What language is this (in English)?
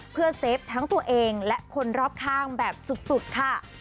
Thai